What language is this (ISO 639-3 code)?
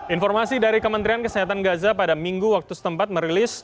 ind